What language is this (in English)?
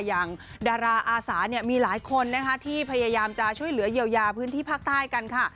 Thai